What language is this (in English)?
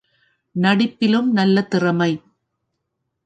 Tamil